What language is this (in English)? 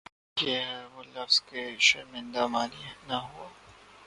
Urdu